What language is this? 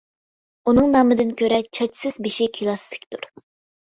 Uyghur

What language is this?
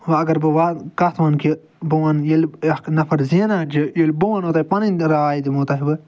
Kashmiri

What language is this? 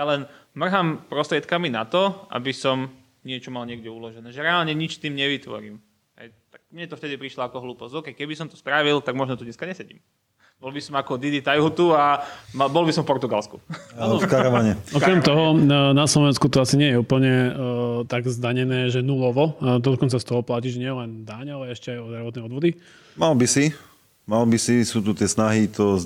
Slovak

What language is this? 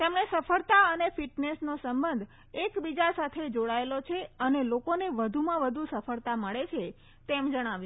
Gujarati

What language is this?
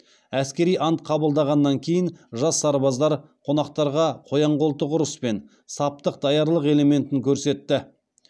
Kazakh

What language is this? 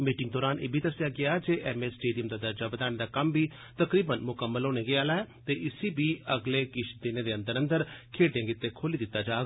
Dogri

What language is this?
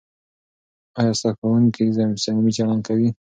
Pashto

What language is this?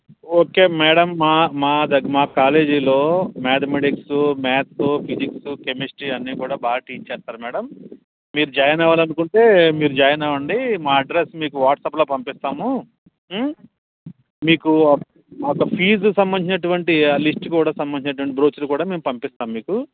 Telugu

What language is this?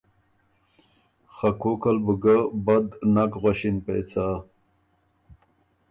Ormuri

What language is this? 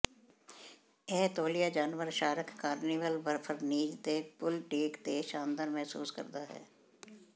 Punjabi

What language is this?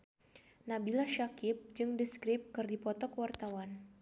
Sundanese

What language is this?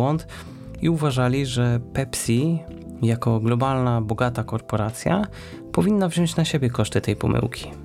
Polish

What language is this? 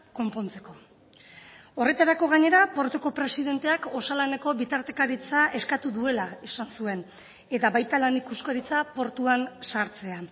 Basque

